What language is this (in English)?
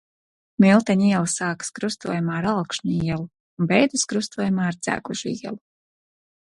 Latvian